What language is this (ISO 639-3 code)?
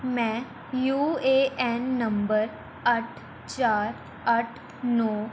pan